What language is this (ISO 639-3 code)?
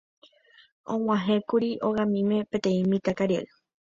grn